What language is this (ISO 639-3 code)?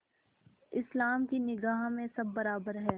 hin